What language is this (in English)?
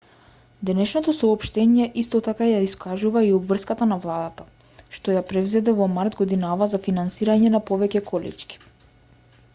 Macedonian